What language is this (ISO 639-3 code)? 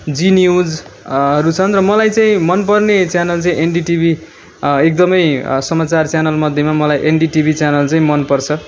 nep